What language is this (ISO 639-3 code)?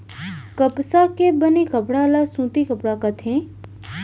hne